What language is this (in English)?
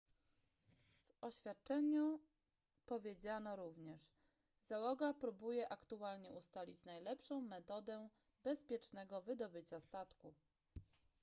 Polish